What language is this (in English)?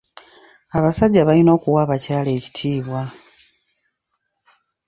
Ganda